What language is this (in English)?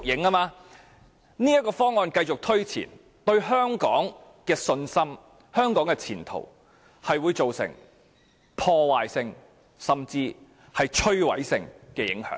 Cantonese